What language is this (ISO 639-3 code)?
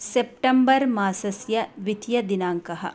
san